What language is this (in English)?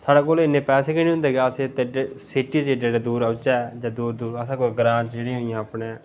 Dogri